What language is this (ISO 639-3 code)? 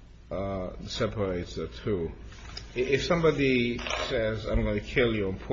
eng